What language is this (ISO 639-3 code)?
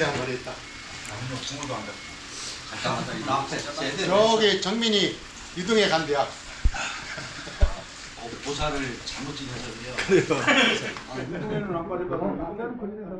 kor